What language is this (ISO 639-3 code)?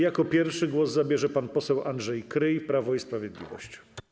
pol